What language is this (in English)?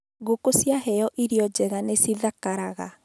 Kikuyu